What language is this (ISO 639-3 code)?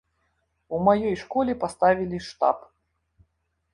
bel